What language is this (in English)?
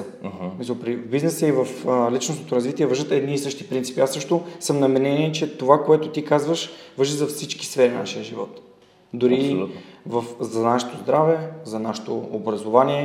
Bulgarian